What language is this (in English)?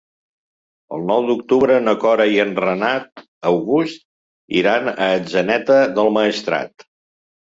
Catalan